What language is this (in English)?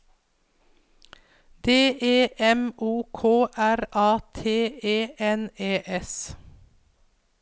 Norwegian